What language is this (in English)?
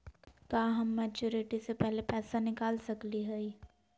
Magahi